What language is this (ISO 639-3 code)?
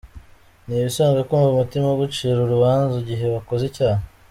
kin